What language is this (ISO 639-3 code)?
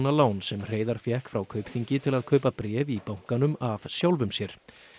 isl